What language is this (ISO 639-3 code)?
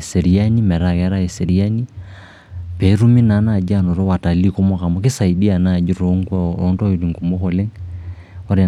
mas